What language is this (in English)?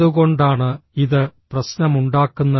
Malayalam